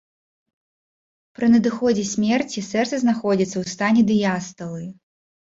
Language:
Belarusian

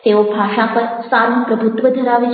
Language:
Gujarati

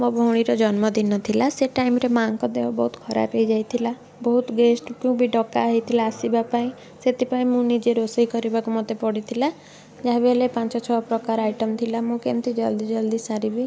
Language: Odia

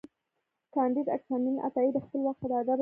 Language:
Pashto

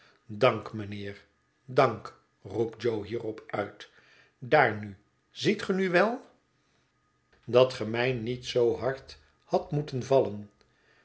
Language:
Dutch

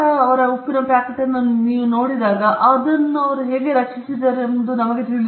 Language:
Kannada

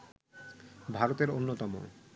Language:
Bangla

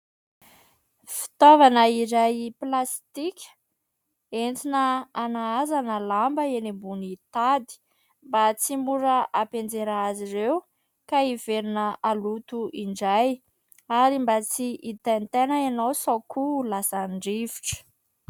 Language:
Malagasy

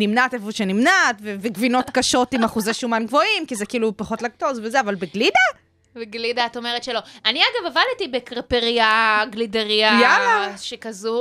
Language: Hebrew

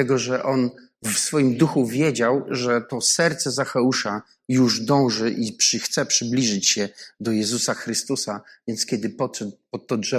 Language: Polish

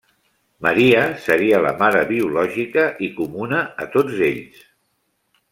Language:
Catalan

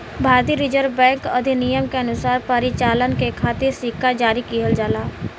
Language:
Bhojpuri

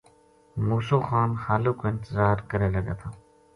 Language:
Gujari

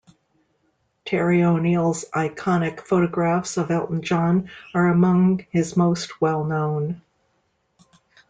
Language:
English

